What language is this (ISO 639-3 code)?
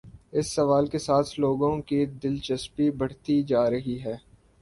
urd